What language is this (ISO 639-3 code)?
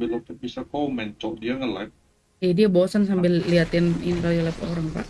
ind